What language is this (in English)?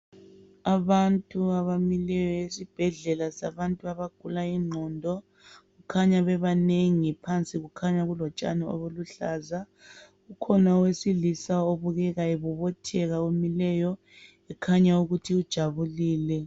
North Ndebele